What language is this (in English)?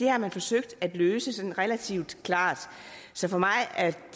Danish